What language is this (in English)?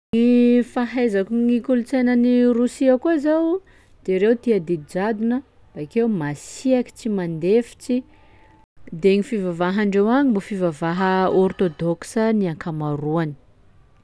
Sakalava Malagasy